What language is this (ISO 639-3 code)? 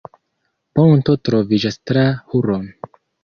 epo